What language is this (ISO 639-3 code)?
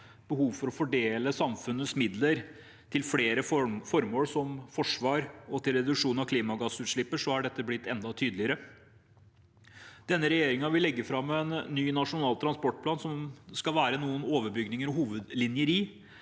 nor